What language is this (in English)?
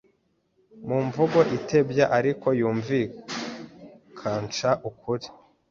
Kinyarwanda